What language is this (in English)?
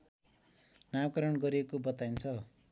Nepali